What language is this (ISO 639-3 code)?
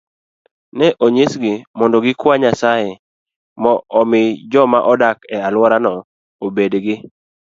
luo